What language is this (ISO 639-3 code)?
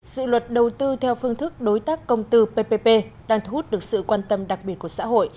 vie